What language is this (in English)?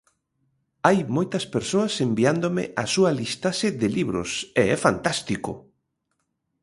Galician